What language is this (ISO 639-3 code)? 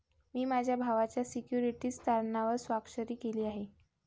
mar